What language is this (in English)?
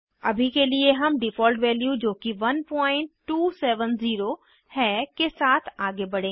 Hindi